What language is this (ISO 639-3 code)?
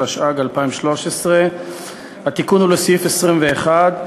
heb